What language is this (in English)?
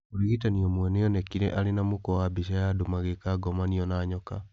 Kikuyu